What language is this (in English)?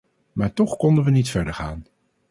Dutch